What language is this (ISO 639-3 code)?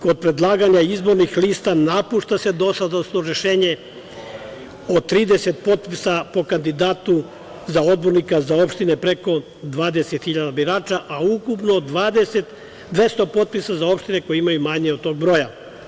srp